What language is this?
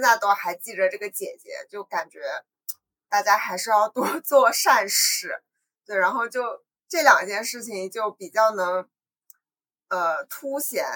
Chinese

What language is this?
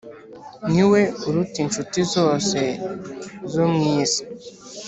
Kinyarwanda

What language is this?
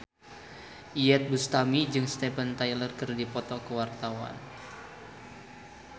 Sundanese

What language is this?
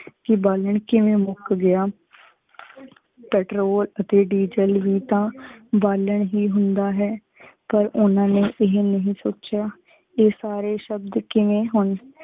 Punjabi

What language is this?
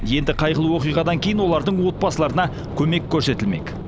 Kazakh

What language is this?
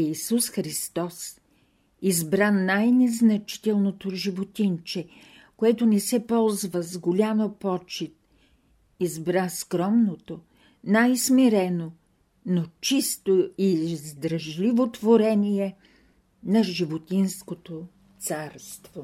Bulgarian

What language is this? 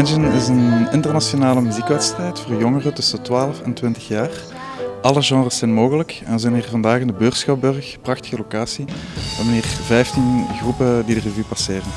Dutch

